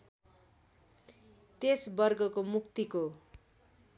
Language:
Nepali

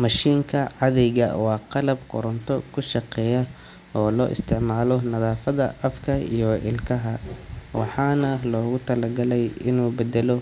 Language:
Somali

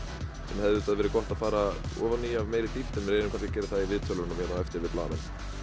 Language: Icelandic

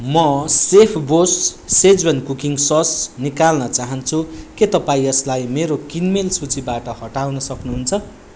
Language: Nepali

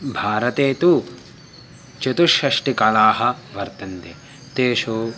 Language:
Sanskrit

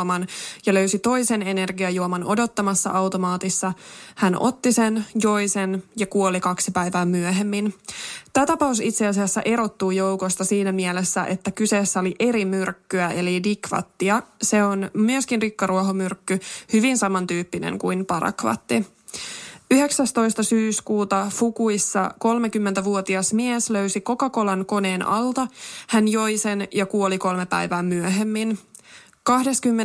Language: Finnish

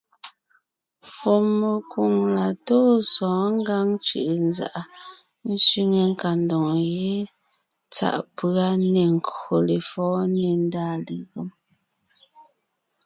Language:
Ngiemboon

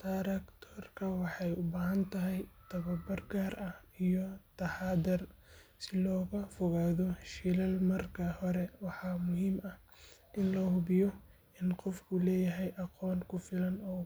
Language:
Somali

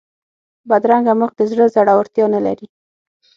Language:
Pashto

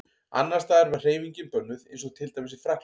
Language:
Icelandic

